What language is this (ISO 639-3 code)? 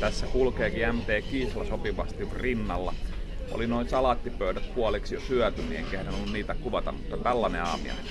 fin